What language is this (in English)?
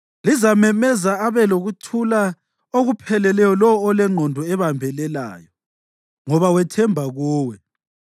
North Ndebele